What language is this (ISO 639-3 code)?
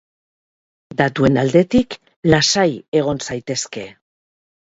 eus